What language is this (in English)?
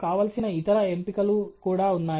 Telugu